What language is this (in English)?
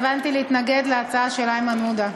Hebrew